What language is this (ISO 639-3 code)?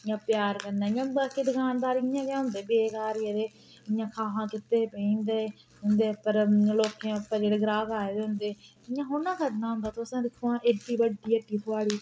doi